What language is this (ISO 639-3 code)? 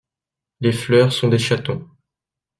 fra